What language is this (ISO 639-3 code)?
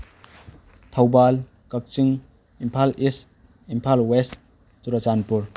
mni